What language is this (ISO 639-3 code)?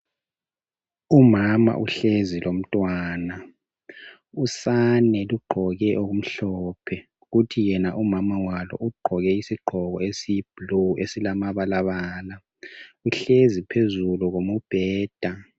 nde